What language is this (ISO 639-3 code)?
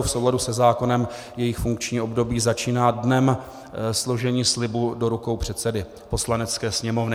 ces